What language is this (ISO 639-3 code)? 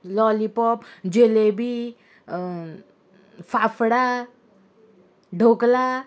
kok